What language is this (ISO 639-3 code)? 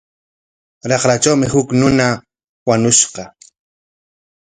qwa